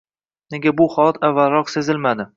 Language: Uzbek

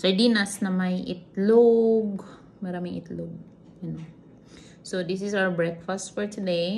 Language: Filipino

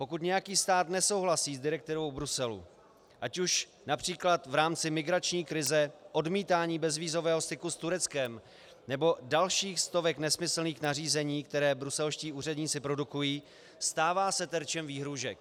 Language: Czech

